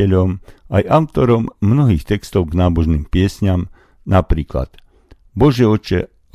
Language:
Slovak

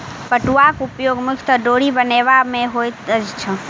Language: Maithili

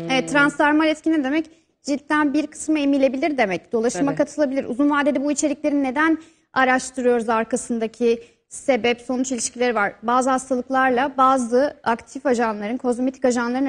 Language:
Turkish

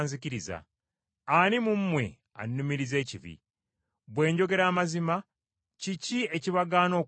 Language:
Ganda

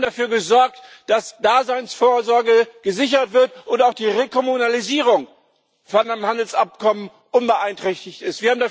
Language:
German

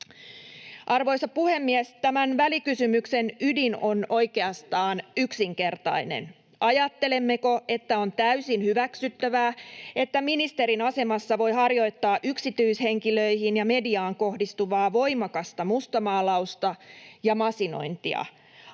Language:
Finnish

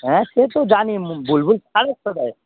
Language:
Bangla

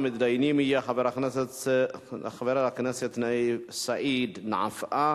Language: Hebrew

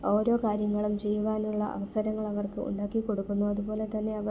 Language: Malayalam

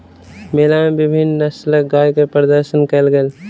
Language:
Maithili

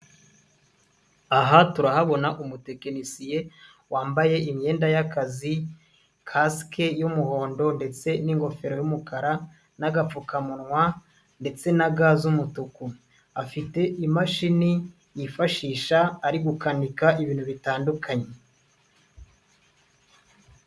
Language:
Kinyarwanda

